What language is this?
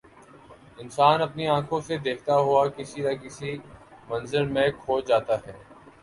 Urdu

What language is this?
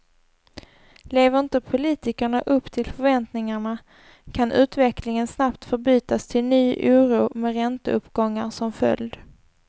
Swedish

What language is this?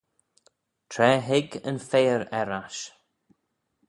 Manx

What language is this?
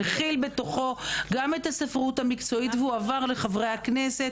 Hebrew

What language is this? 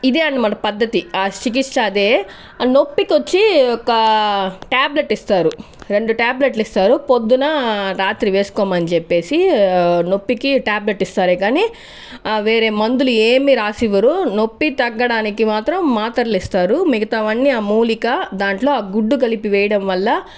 Telugu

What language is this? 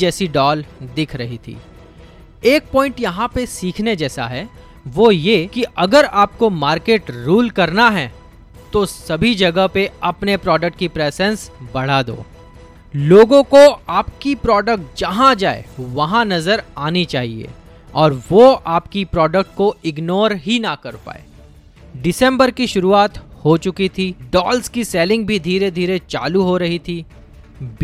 Hindi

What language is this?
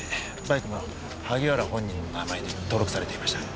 Japanese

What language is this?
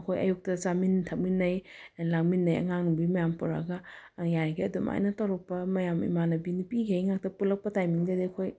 Manipuri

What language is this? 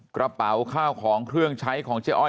Thai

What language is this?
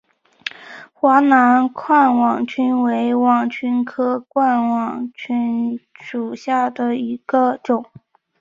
Chinese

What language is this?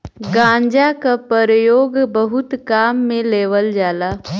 Bhojpuri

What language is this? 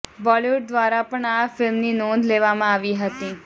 Gujarati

